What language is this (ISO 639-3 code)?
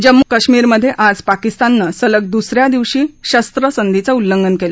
mar